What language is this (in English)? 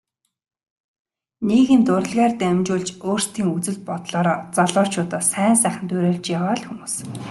Mongolian